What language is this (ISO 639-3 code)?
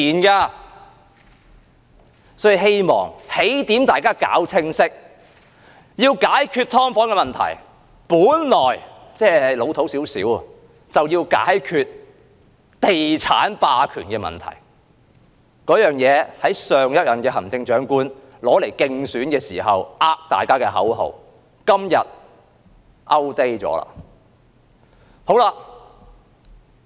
yue